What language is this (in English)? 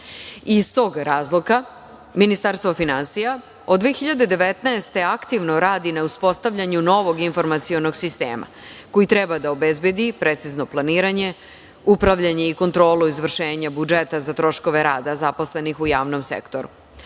Serbian